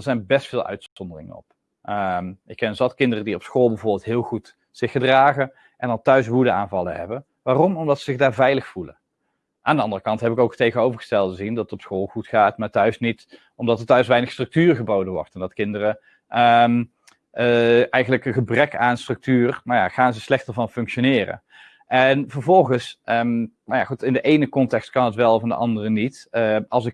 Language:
Dutch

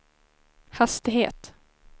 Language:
Swedish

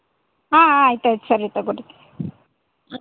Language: Kannada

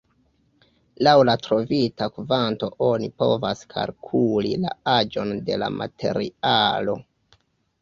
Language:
Esperanto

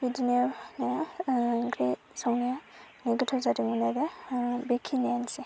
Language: Bodo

